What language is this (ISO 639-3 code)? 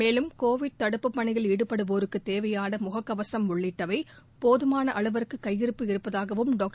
tam